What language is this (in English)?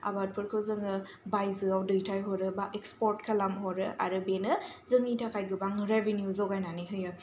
Bodo